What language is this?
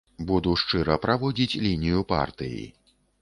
Belarusian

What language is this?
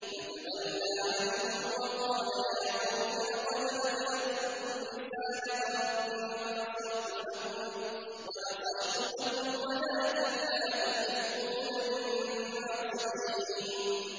Arabic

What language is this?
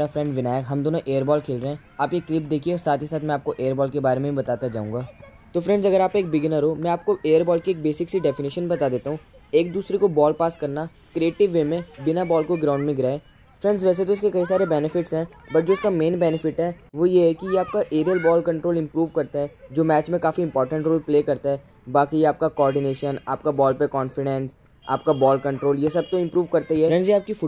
Hindi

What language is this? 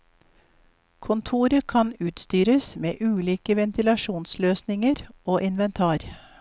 Norwegian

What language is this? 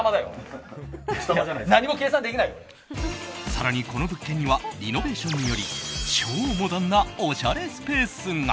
Japanese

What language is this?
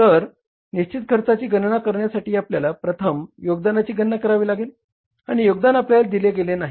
Marathi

